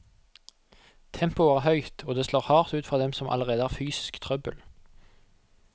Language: Norwegian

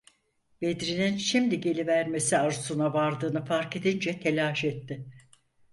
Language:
Turkish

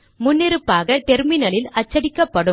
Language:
Tamil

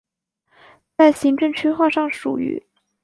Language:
Chinese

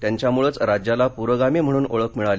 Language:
Marathi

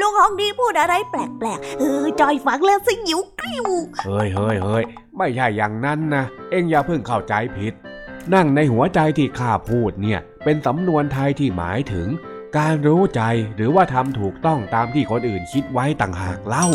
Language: Thai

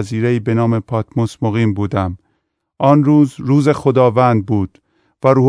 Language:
Persian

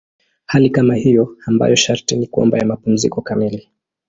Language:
Swahili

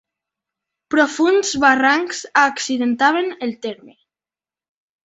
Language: Catalan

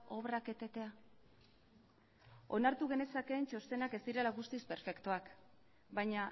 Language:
Basque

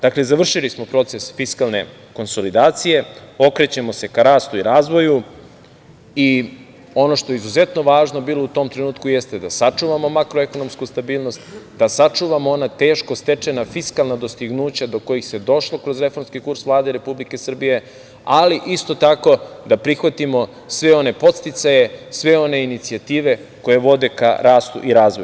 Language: Serbian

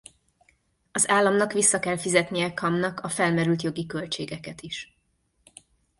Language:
Hungarian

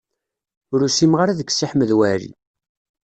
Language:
Kabyle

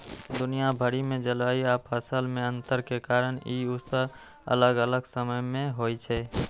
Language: Maithili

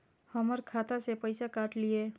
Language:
Maithili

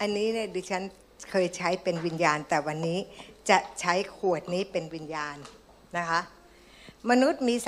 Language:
Thai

